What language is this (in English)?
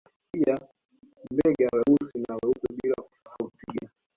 Swahili